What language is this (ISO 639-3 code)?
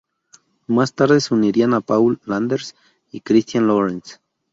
spa